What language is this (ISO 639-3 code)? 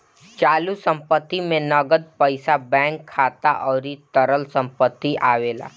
bho